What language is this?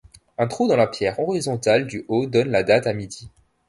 French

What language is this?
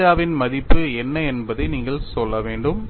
Tamil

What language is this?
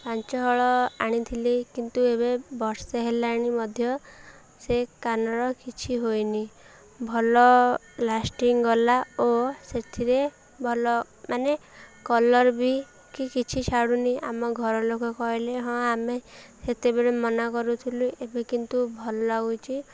Odia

